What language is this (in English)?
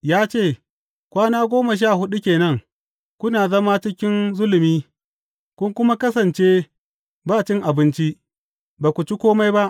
Hausa